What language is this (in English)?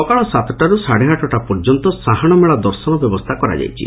Odia